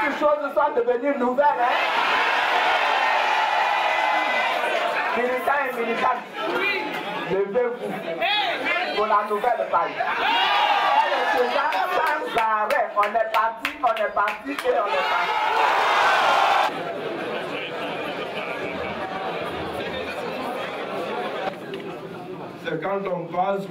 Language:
French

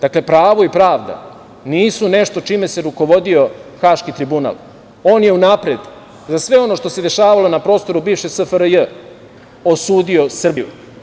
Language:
Serbian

